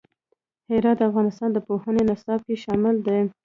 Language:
Pashto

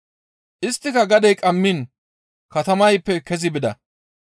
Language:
Gamo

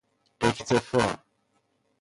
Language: Persian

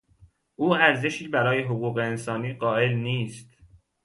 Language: Persian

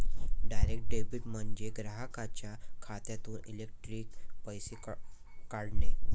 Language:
Marathi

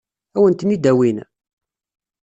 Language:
Kabyle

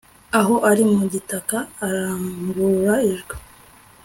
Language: Kinyarwanda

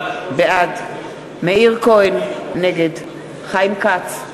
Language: Hebrew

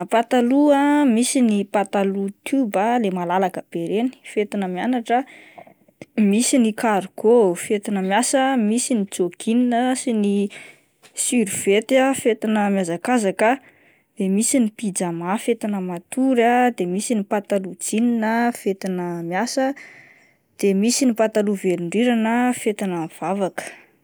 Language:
Malagasy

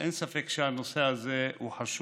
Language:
Hebrew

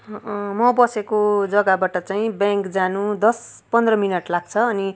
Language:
Nepali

